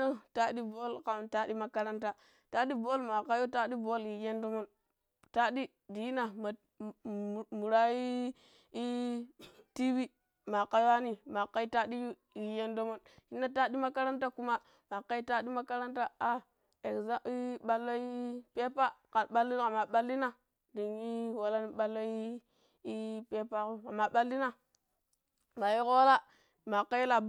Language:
Pero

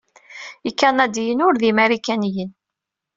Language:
Kabyle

